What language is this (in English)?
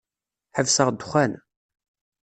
Kabyle